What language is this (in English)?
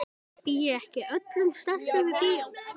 Icelandic